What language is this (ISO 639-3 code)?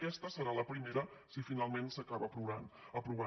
cat